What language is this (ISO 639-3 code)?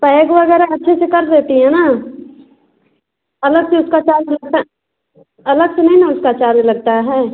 hin